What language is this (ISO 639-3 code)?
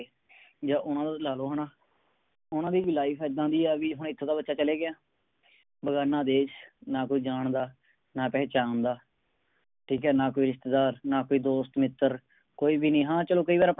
pan